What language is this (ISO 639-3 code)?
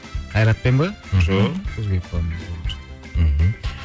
kaz